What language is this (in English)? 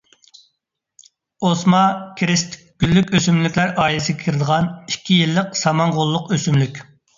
Uyghur